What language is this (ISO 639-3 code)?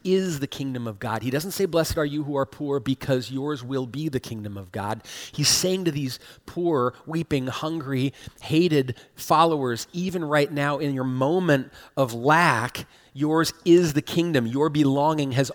eng